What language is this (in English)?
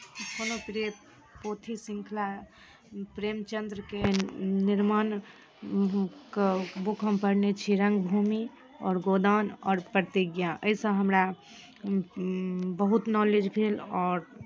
Maithili